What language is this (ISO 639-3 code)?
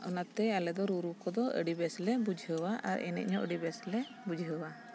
sat